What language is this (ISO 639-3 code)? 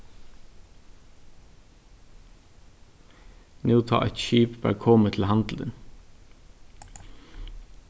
fao